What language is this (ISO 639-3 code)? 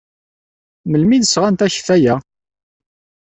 kab